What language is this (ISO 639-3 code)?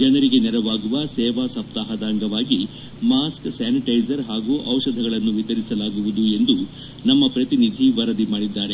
kan